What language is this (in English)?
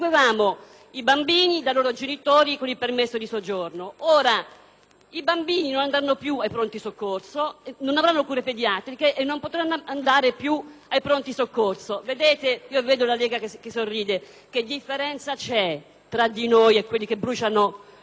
Italian